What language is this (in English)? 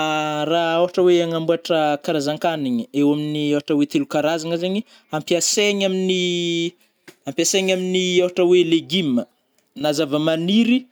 Northern Betsimisaraka Malagasy